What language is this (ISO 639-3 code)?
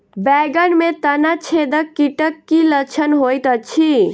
mai